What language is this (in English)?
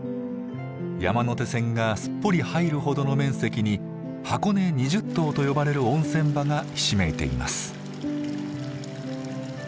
Japanese